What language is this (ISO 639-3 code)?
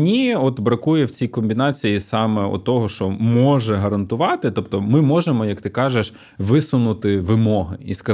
ukr